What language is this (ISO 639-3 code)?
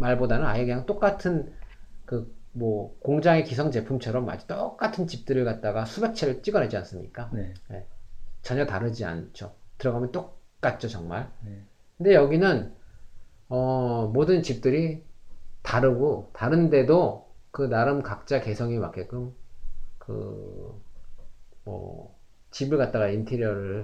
kor